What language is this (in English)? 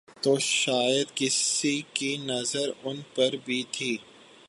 Urdu